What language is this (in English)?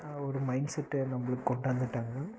Tamil